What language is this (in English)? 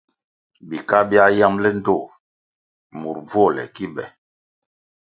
Kwasio